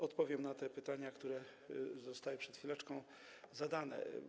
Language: Polish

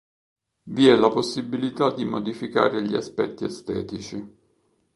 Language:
Italian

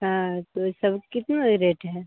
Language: Hindi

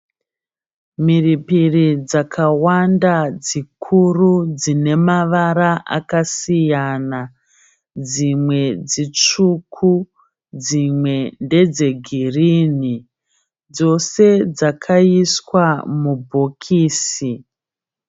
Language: Shona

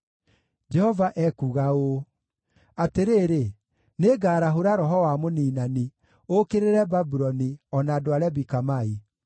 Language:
Kikuyu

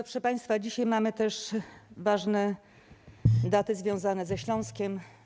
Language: Polish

